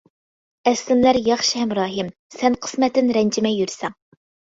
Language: Uyghur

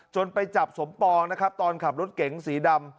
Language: Thai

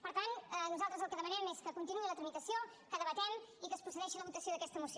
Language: Catalan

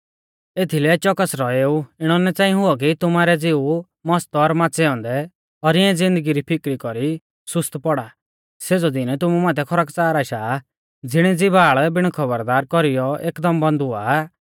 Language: Mahasu Pahari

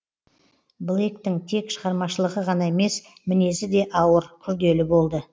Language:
Kazakh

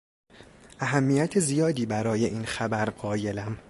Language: Persian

